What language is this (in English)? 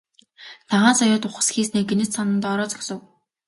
Mongolian